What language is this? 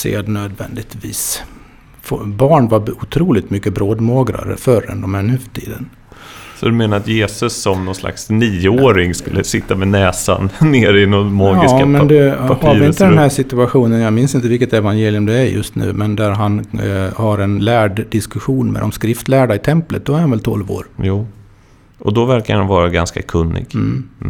Swedish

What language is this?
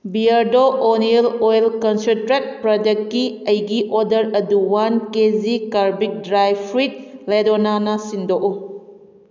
Manipuri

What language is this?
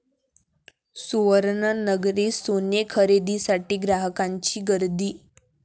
Marathi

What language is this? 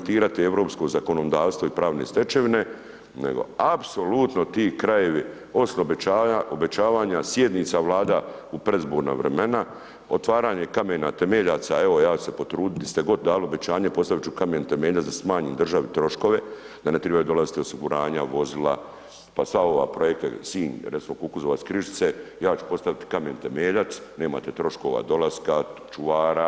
Croatian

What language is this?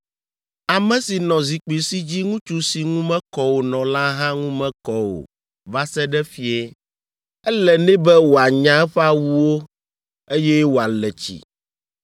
Ewe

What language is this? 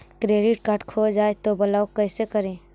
Magahi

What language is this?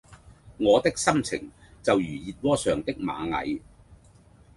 Cantonese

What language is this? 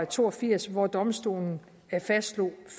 Danish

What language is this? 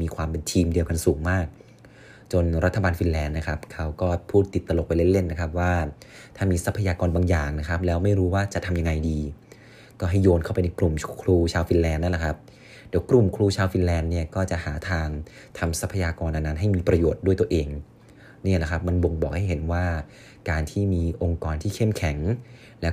Thai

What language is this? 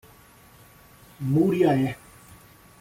Portuguese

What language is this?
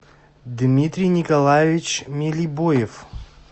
Russian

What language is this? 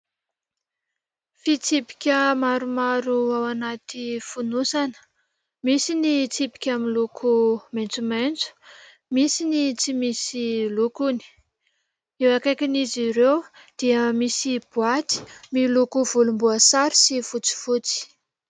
Malagasy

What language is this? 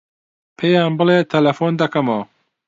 Central Kurdish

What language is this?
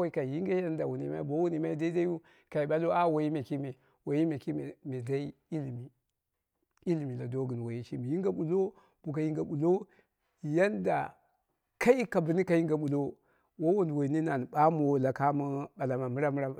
Dera (Nigeria)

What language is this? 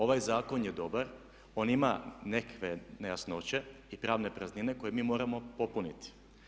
Croatian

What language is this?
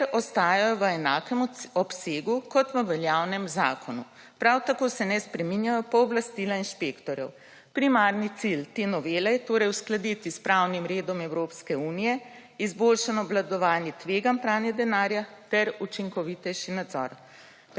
Slovenian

